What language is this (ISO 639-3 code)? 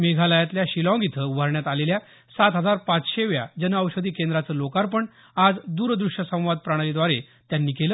mar